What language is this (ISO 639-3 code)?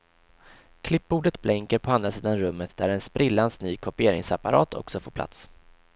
swe